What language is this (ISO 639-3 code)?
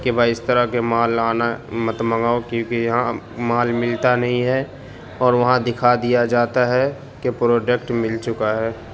urd